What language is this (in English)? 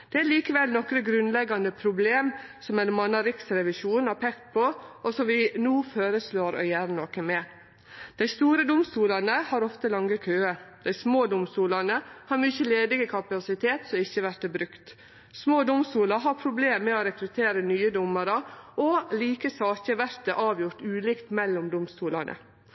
Norwegian Nynorsk